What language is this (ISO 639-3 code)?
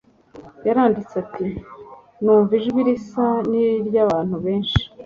kin